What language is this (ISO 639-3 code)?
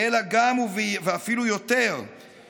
heb